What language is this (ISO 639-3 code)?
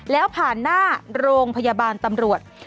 tha